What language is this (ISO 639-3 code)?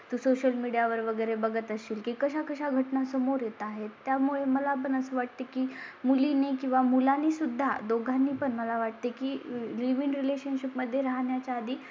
mar